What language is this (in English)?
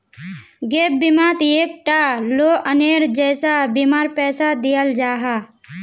Magahi